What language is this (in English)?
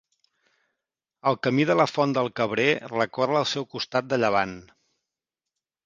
Catalan